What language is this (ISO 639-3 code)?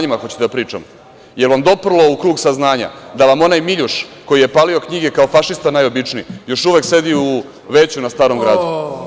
srp